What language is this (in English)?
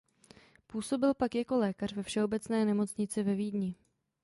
Czech